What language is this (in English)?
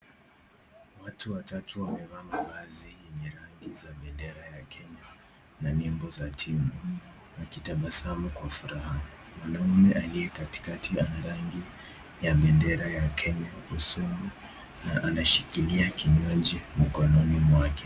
Swahili